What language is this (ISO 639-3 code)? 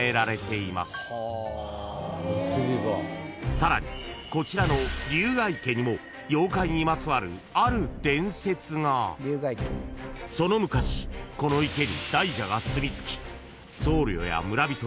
jpn